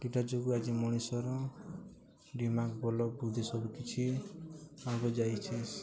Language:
Odia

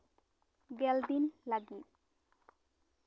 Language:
Santali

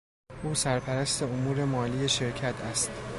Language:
Persian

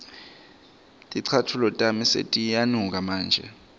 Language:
Swati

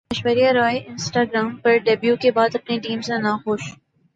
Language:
Urdu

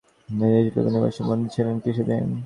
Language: Bangla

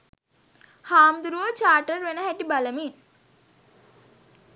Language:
Sinhala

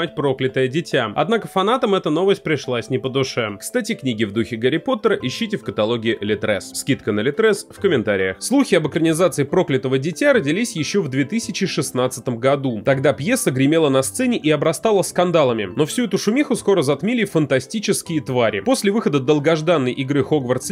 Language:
Russian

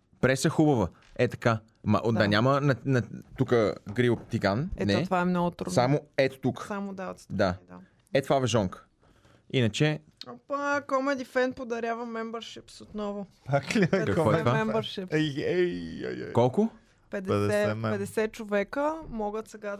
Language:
Bulgarian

